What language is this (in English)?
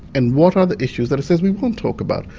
English